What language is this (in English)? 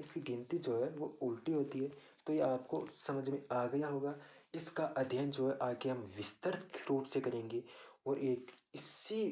Hindi